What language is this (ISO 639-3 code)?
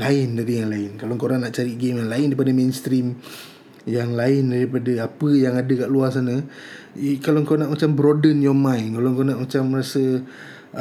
msa